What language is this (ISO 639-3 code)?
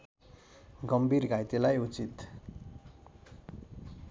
nep